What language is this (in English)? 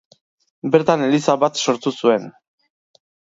Basque